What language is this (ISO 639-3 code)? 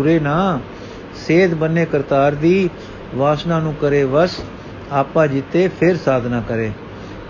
pan